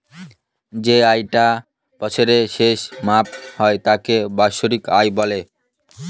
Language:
Bangla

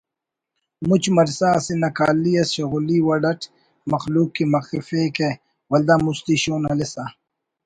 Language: Brahui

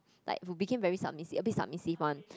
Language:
English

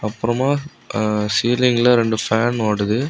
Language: Tamil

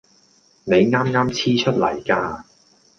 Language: Cantonese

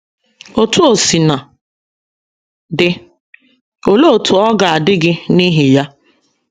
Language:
Igbo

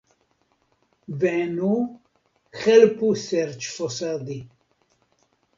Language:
Esperanto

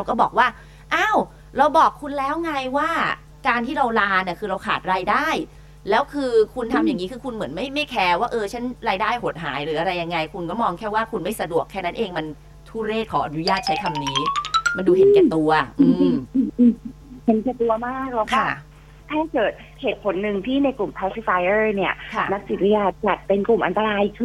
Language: Thai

